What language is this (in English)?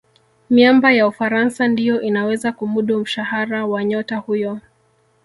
Swahili